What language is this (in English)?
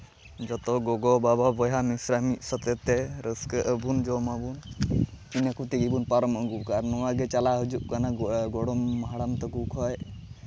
Santali